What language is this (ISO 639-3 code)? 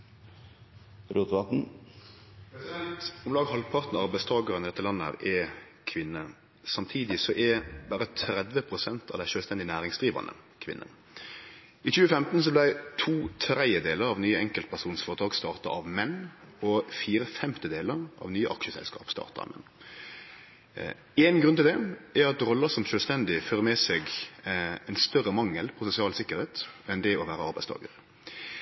nor